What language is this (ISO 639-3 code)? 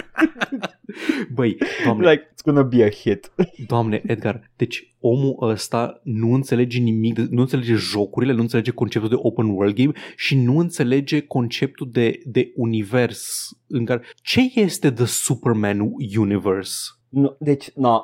ron